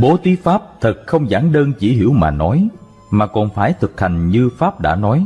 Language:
Vietnamese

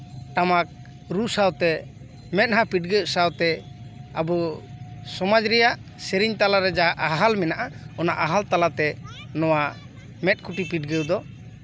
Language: Santali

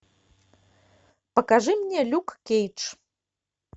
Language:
Russian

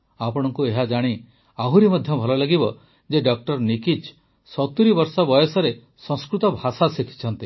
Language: Odia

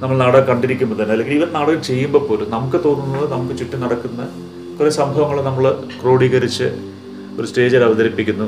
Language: Malayalam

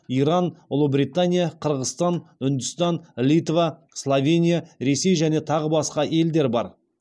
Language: Kazakh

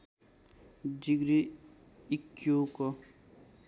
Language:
Nepali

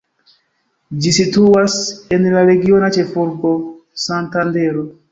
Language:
Esperanto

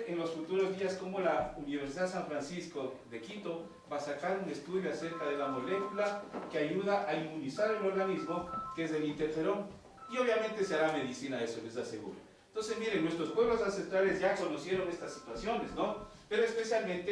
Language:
Spanish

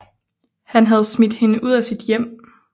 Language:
Danish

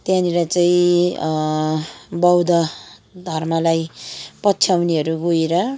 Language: Nepali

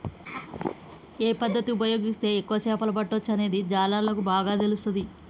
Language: Telugu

